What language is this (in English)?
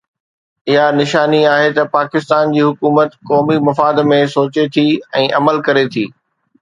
Sindhi